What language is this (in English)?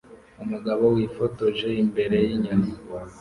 Kinyarwanda